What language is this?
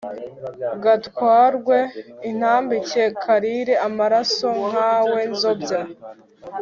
Kinyarwanda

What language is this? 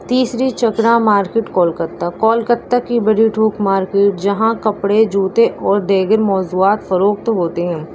Urdu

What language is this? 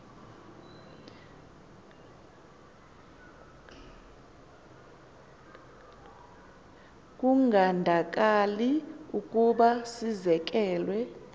Xhosa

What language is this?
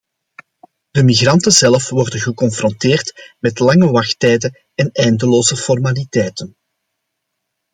Dutch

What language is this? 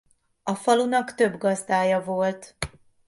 Hungarian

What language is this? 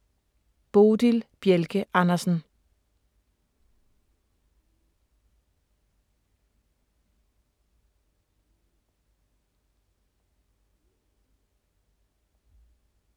Danish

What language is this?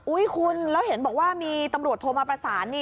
Thai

